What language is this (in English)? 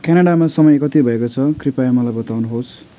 Nepali